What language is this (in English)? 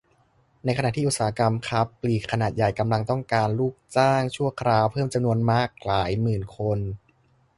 Thai